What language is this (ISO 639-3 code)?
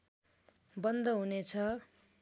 nep